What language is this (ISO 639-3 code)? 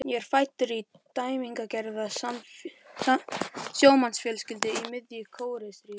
isl